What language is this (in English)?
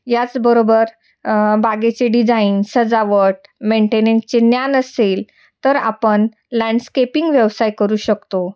Marathi